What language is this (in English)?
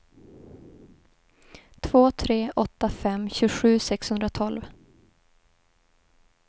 Swedish